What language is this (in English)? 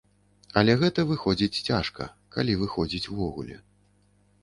Belarusian